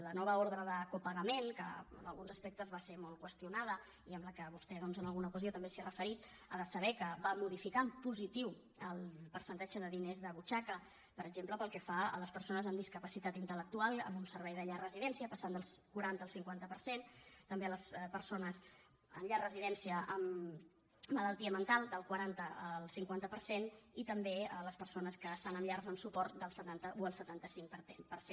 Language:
Catalan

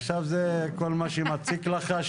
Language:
Hebrew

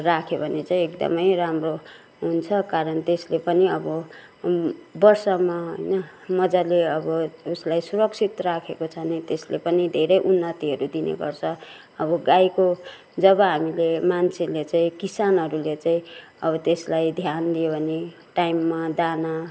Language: Nepali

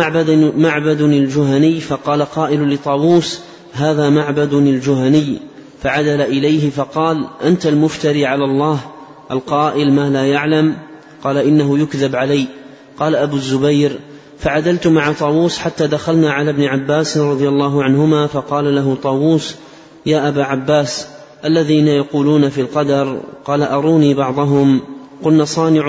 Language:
Arabic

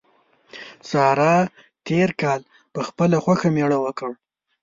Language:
Pashto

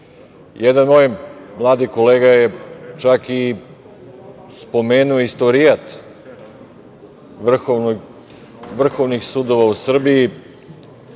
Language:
Serbian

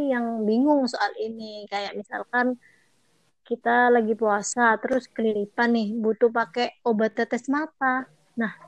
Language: Indonesian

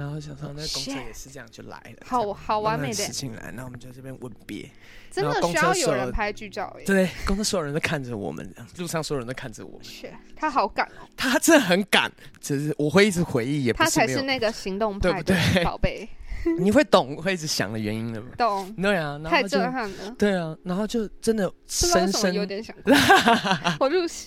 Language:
Chinese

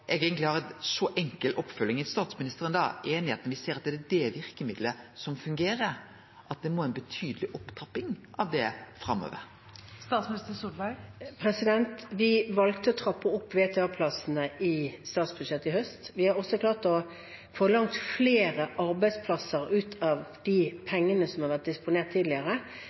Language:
Norwegian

